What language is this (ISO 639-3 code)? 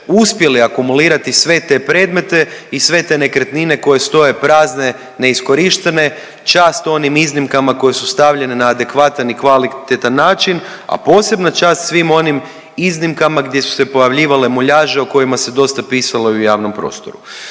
hrv